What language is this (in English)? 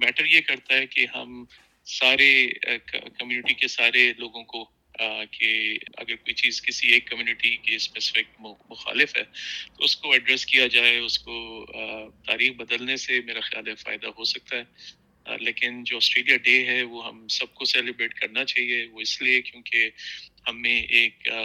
Urdu